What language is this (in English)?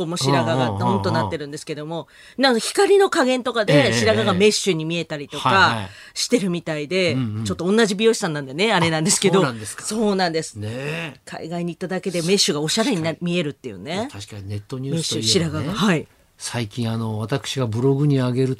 Japanese